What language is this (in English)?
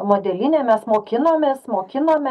Lithuanian